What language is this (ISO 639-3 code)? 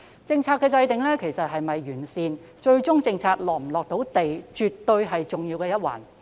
yue